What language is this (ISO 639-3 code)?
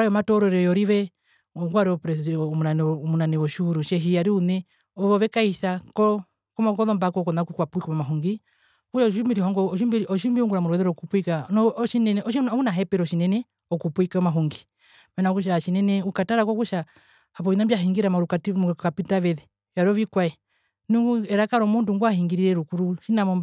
her